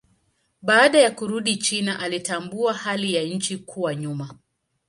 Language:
Swahili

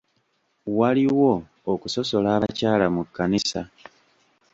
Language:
Ganda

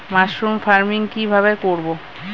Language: Bangla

